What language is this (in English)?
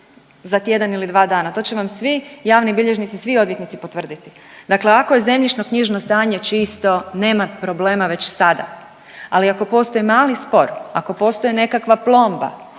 Croatian